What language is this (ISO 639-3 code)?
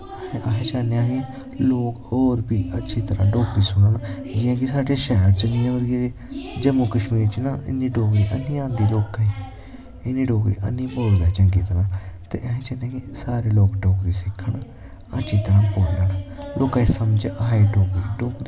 doi